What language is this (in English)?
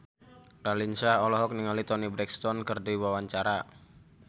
Sundanese